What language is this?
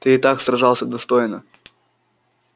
Russian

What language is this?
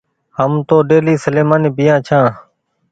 Goaria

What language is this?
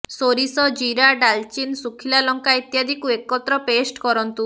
Odia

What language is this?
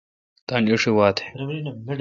Kalkoti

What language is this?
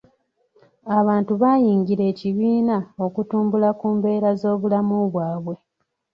Ganda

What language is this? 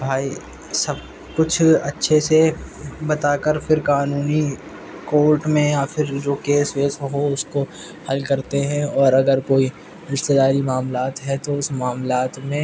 Urdu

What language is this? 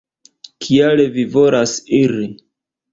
Esperanto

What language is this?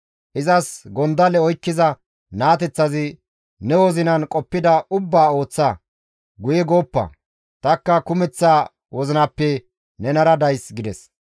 Gamo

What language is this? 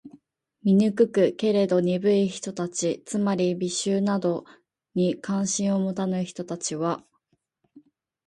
Japanese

